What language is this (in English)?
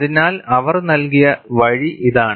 Malayalam